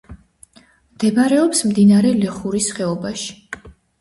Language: Georgian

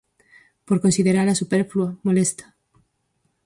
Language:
Galician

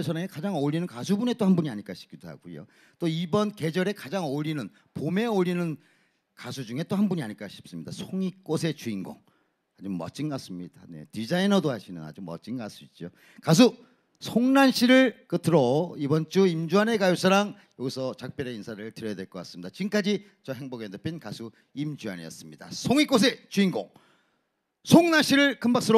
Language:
Korean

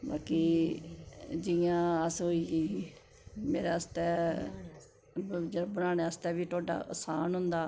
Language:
Dogri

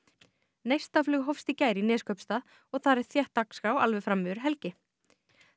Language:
Icelandic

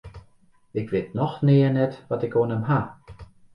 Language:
Western Frisian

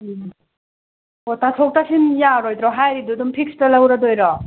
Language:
Manipuri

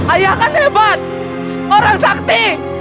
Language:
Indonesian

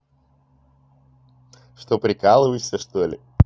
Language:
Russian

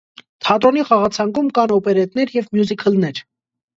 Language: Armenian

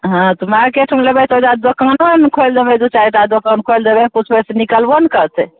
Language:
Maithili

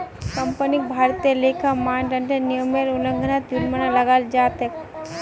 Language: Magahi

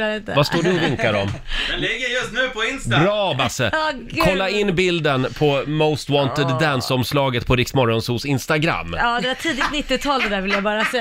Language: Swedish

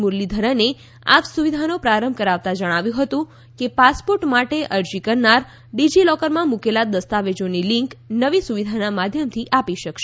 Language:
Gujarati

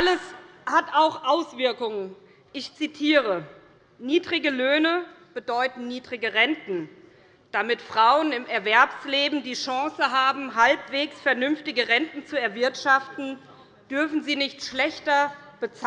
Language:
German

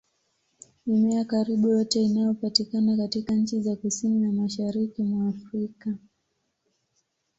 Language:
Swahili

